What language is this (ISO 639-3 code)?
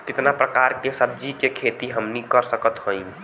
bho